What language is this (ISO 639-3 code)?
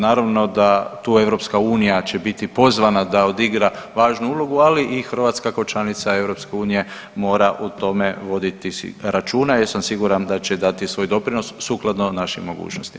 hrv